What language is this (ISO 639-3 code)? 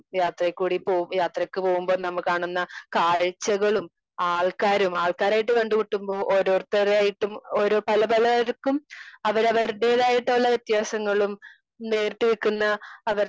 mal